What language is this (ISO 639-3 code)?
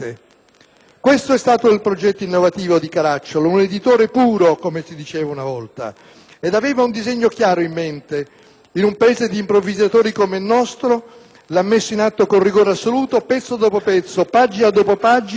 ita